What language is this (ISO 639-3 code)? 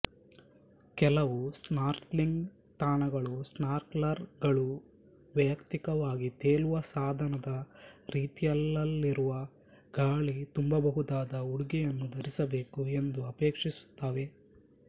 kan